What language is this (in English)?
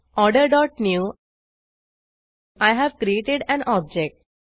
Marathi